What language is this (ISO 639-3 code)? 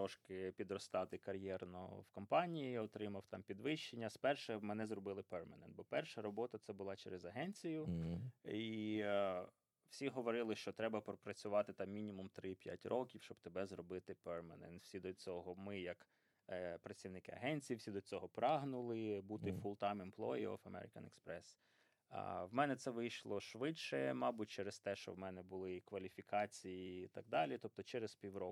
ukr